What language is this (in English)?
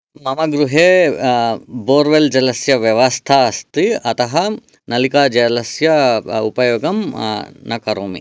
Sanskrit